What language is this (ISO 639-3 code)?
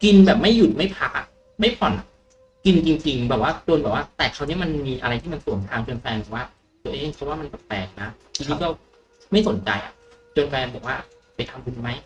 tha